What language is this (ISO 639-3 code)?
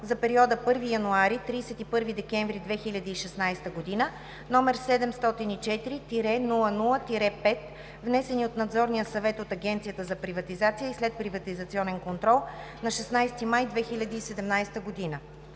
bul